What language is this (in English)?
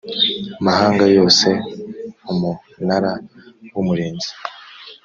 Kinyarwanda